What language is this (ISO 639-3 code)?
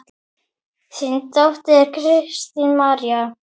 isl